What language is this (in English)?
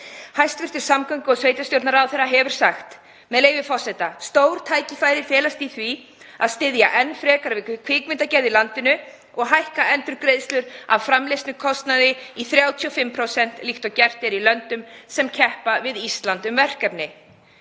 Icelandic